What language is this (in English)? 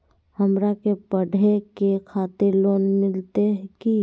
Magahi